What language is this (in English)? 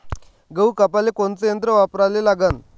Marathi